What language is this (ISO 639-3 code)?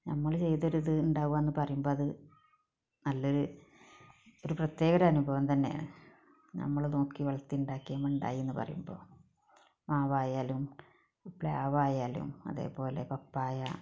mal